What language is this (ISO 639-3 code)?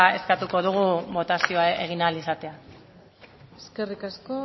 eus